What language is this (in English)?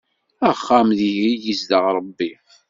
Kabyle